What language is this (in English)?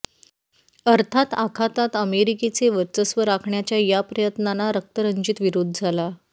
Marathi